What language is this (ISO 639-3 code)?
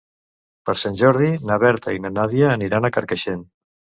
cat